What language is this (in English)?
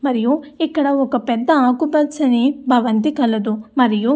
Telugu